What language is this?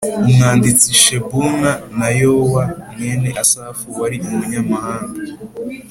Kinyarwanda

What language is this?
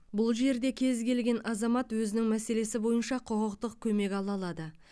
Kazakh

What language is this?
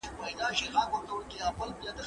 Pashto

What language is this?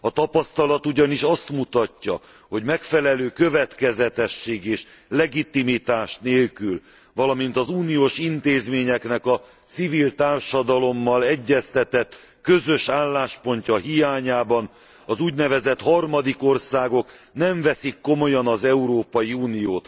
Hungarian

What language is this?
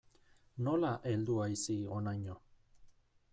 Basque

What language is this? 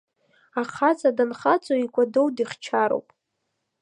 Abkhazian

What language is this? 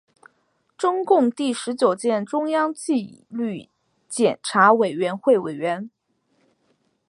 Chinese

